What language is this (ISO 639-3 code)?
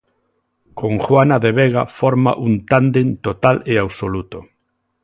glg